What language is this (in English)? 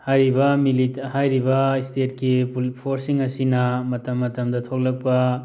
Manipuri